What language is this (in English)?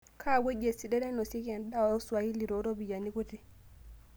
Masai